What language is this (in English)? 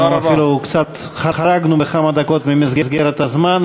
Hebrew